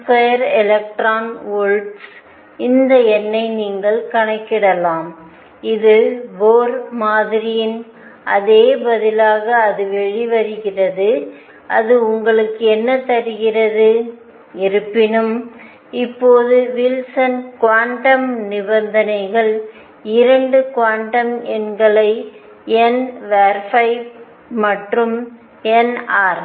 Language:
Tamil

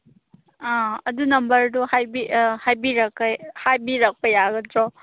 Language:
Manipuri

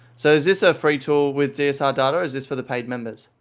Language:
English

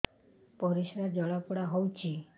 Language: Odia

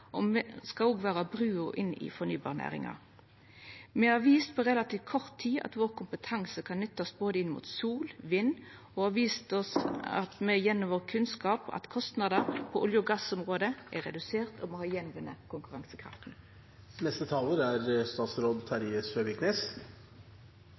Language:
Norwegian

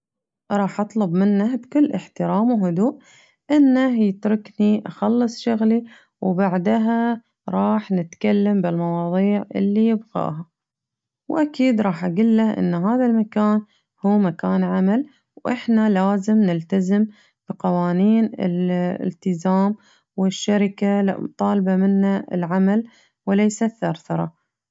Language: Najdi Arabic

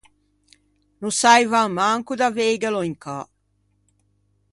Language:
Ligurian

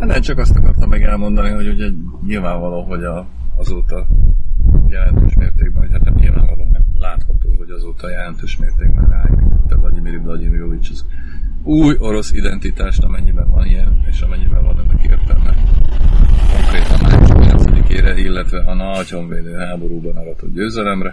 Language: Hungarian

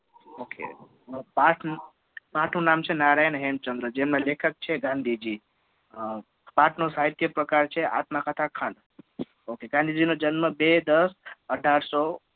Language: Gujarati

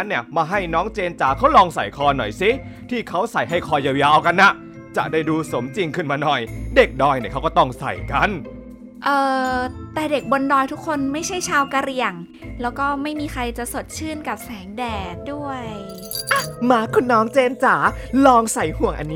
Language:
Thai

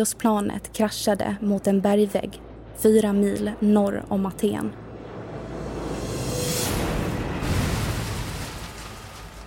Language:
Swedish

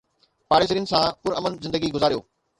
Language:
Sindhi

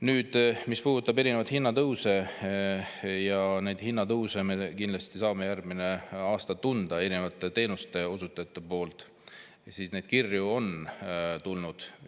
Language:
Estonian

